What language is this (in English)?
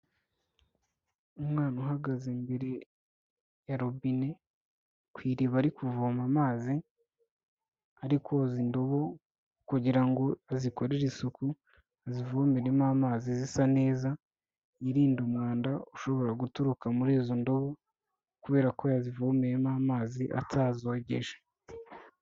Kinyarwanda